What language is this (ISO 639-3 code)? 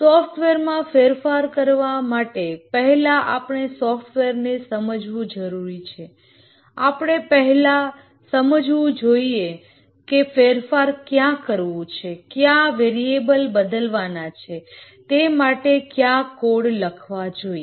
guj